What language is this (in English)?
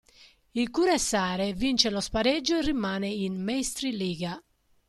Italian